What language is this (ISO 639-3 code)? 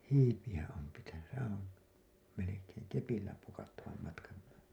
fin